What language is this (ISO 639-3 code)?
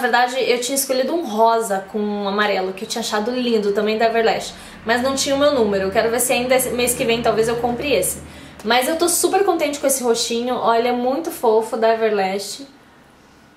por